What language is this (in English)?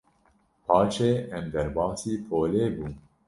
Kurdish